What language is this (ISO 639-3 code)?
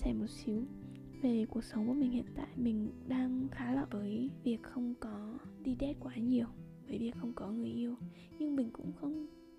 vie